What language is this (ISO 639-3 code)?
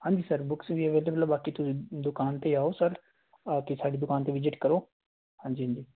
pan